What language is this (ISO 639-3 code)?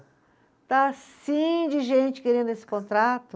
por